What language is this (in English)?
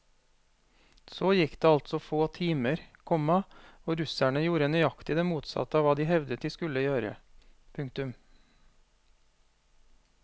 Norwegian